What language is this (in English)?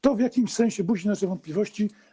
Polish